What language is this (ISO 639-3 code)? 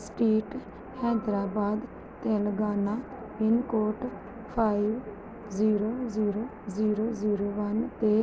pan